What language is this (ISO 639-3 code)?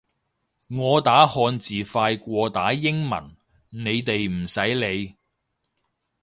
yue